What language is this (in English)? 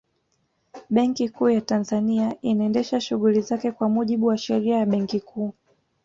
Swahili